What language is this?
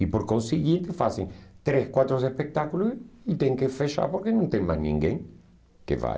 Portuguese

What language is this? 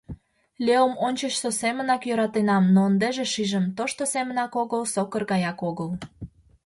Mari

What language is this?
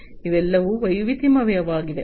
Kannada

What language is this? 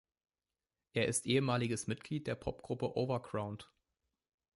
German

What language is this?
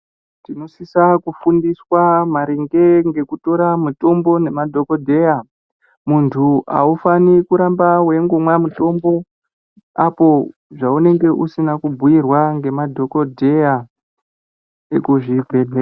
Ndau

